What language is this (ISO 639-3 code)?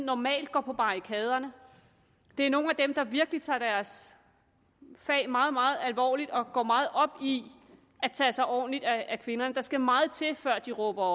dan